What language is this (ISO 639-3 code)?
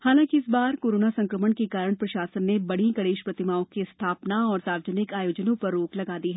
hin